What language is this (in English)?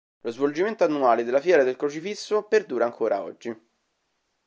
Italian